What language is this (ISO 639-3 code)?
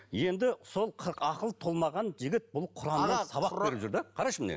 kaz